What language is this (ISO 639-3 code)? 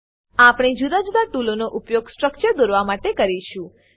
guj